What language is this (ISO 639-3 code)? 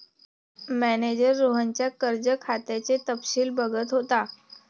mar